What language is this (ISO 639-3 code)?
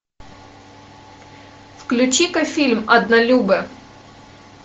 rus